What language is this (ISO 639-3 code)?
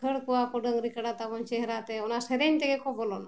sat